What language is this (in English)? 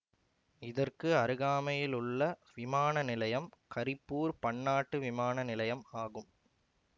Tamil